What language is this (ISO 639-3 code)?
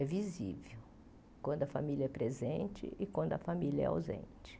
por